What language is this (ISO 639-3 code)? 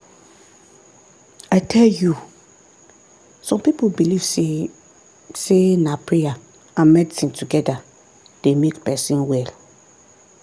pcm